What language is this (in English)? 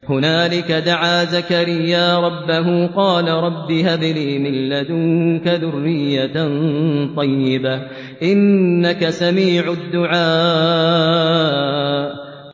Arabic